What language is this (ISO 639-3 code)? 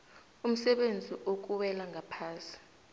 nbl